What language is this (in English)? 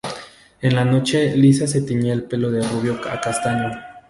Spanish